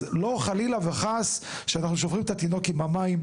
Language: Hebrew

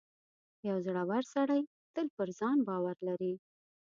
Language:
Pashto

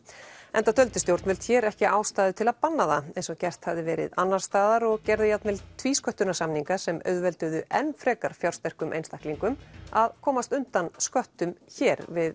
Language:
Icelandic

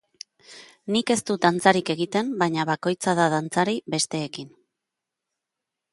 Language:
Basque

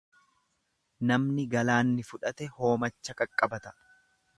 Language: Oromo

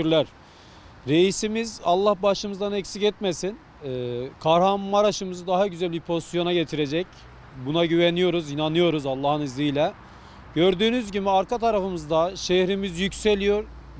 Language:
Turkish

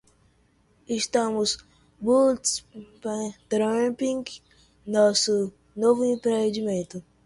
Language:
Portuguese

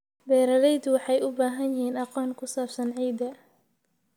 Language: Somali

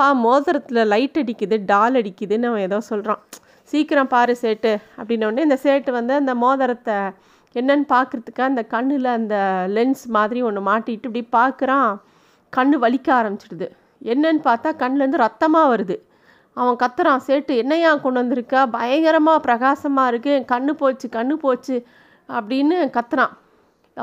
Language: Tamil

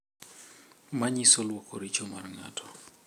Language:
Luo (Kenya and Tanzania)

